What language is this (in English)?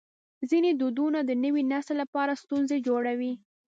Pashto